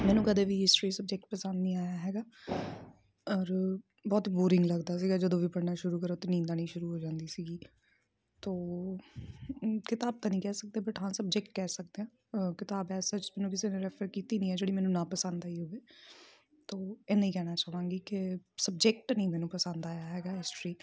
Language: Punjabi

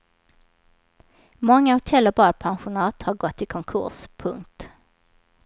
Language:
Swedish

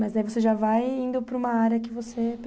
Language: Portuguese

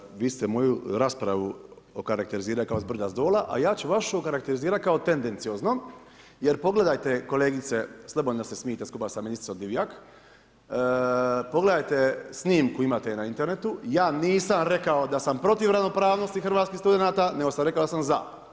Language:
Croatian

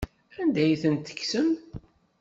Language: Kabyle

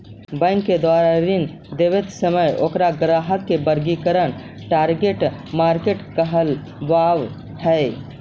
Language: Magahi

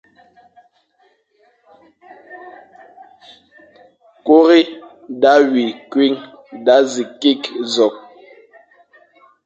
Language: Fang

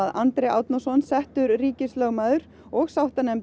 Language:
Icelandic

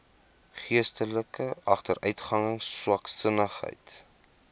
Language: Afrikaans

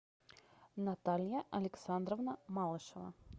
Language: Russian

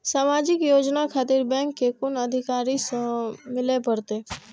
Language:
Maithili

